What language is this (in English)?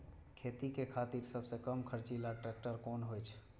Maithili